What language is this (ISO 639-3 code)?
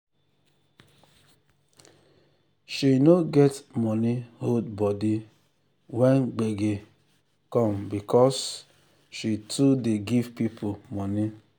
pcm